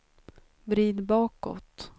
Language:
Swedish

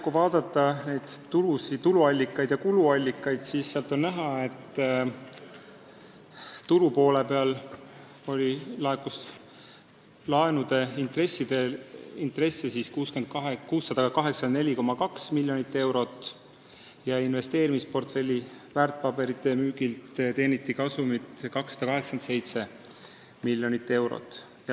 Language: Estonian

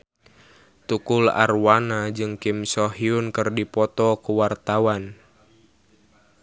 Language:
Sundanese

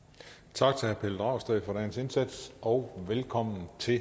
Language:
Danish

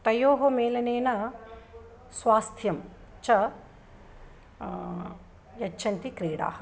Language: Sanskrit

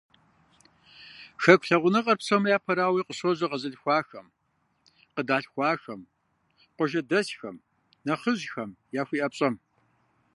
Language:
Kabardian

